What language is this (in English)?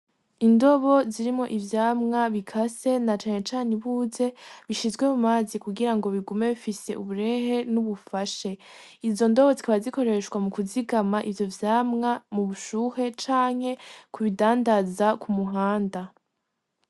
Rundi